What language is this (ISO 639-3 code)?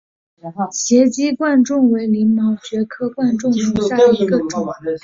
zho